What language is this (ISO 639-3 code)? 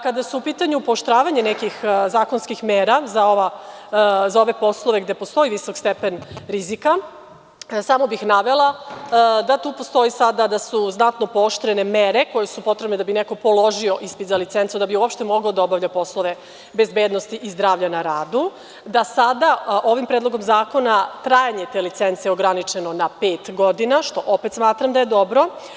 srp